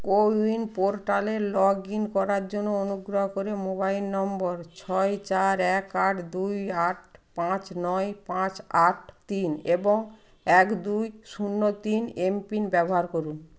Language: Bangla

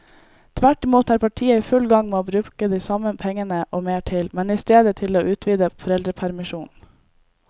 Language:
Norwegian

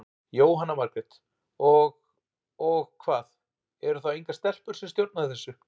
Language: Icelandic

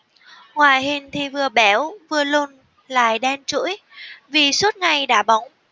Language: Vietnamese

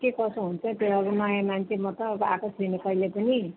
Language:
Nepali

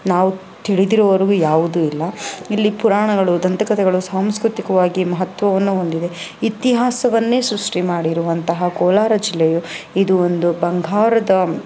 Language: Kannada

